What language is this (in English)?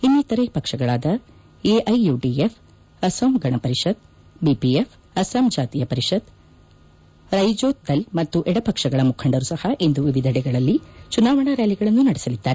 Kannada